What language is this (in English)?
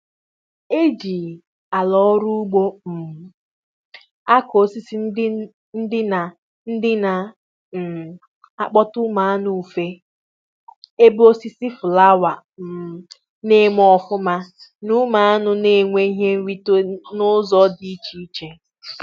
Igbo